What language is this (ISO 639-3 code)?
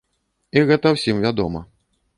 bel